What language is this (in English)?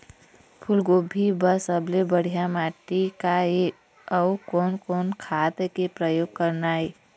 Chhattisgarhi